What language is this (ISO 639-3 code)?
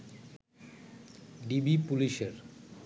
ben